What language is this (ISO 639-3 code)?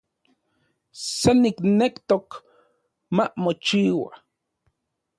ncx